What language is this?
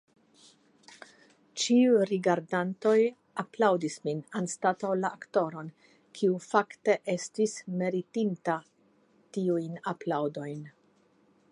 Esperanto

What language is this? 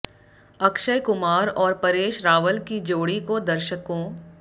Hindi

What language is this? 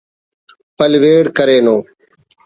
Brahui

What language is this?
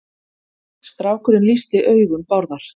Icelandic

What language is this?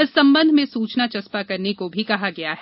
Hindi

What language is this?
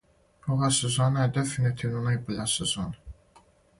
Serbian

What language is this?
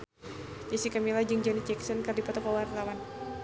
Sundanese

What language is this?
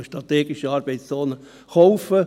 Swiss German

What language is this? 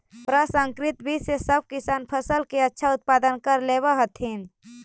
Magahi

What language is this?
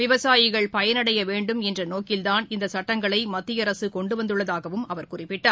Tamil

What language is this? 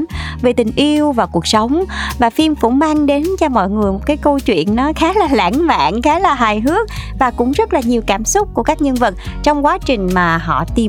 Vietnamese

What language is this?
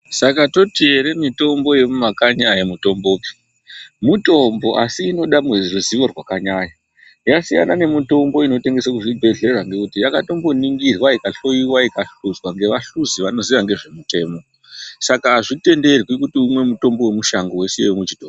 Ndau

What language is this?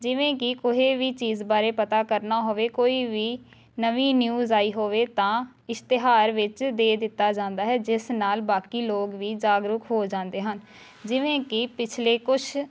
Punjabi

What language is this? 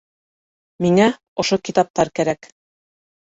Bashkir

